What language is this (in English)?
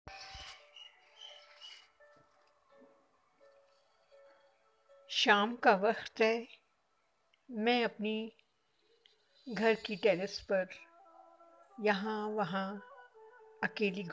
Hindi